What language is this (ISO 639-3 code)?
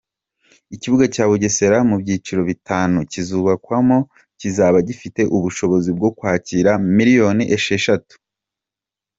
kin